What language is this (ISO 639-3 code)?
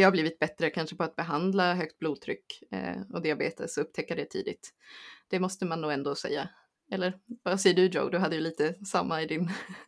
swe